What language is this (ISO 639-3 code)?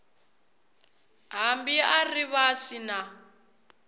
tso